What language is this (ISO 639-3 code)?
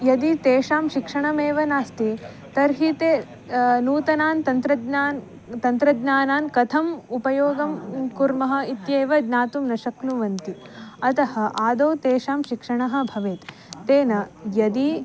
san